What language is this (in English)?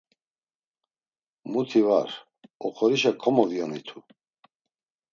Laz